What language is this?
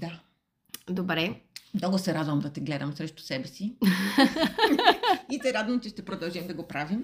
Bulgarian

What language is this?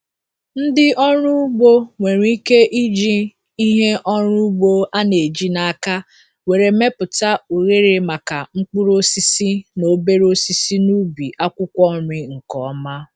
Igbo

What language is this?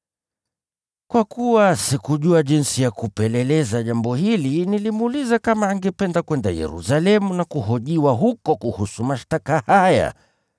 Swahili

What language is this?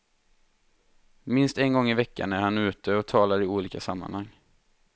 Swedish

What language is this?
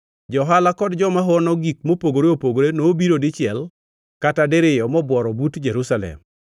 Luo (Kenya and Tanzania)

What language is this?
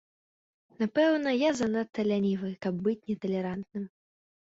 Belarusian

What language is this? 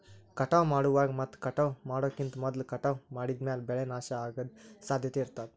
Kannada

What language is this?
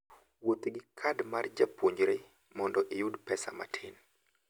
Luo (Kenya and Tanzania)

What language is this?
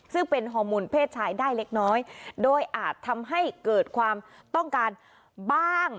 Thai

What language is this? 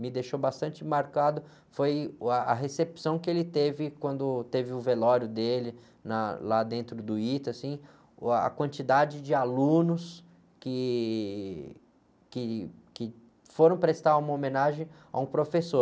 Portuguese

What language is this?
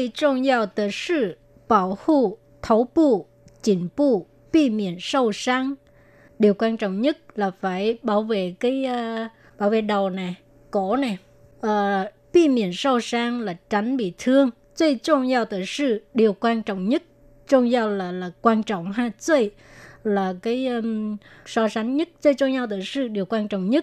Vietnamese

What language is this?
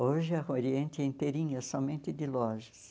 Portuguese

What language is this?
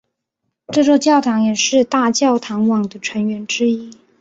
Chinese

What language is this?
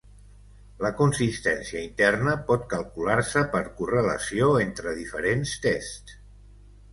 Catalan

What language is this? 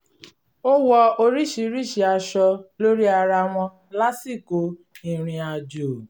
Yoruba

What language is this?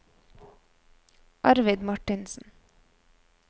Norwegian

